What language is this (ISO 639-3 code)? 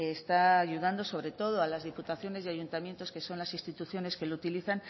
spa